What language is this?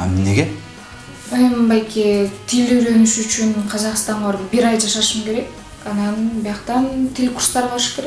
Korean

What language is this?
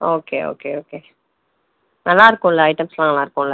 Tamil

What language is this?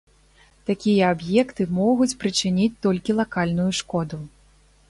Belarusian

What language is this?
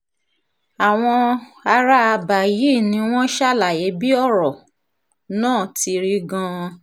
Yoruba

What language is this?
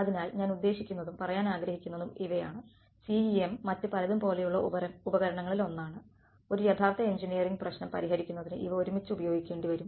Malayalam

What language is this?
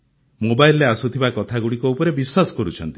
Odia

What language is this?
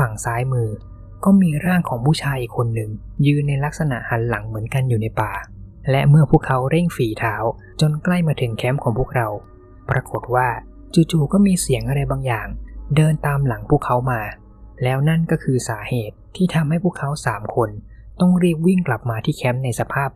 Thai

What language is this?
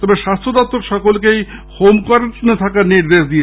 Bangla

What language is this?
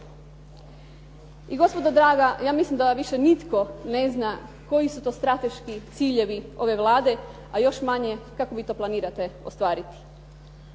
Croatian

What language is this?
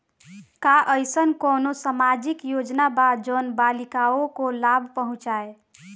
Bhojpuri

